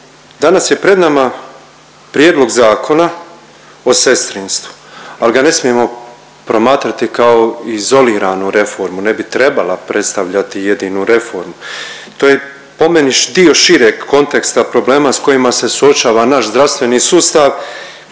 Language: Croatian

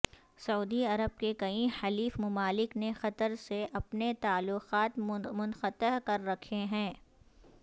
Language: Urdu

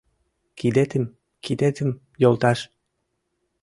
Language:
Mari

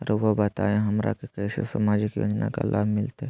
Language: Magahi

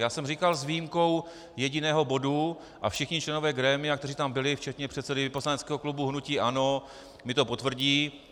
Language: Czech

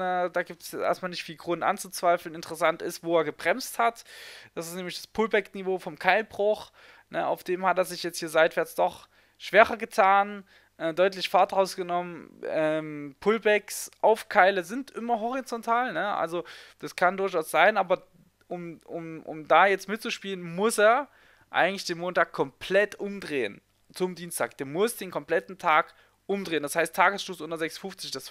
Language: German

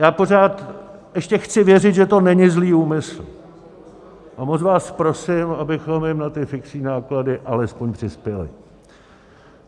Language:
Czech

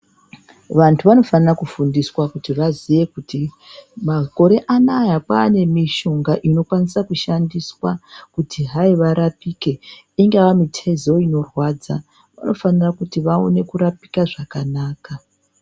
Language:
Ndau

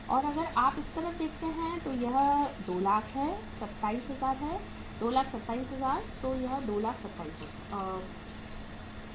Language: Hindi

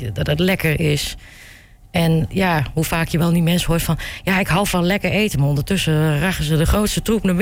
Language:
Dutch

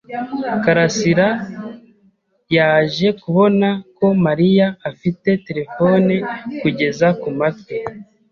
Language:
Kinyarwanda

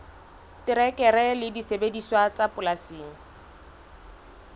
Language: Southern Sotho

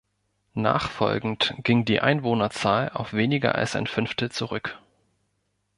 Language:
German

